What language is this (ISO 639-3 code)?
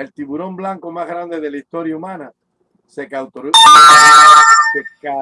spa